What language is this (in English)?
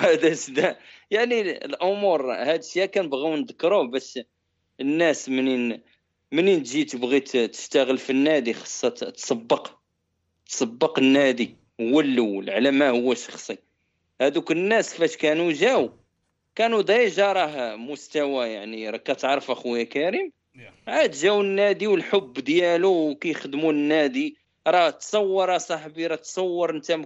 Arabic